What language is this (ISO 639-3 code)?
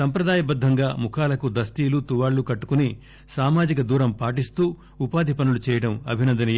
tel